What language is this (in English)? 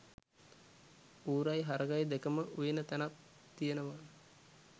Sinhala